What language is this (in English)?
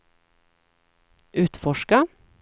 Swedish